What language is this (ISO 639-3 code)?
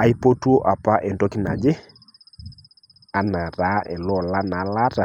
mas